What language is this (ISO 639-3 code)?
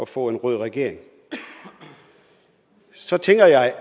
dan